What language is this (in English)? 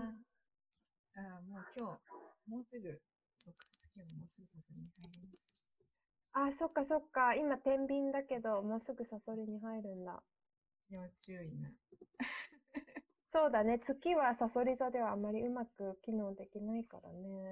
Japanese